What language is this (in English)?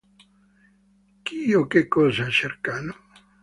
Italian